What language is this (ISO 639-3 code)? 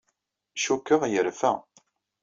kab